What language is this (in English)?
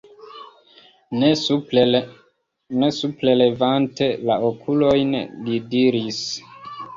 Esperanto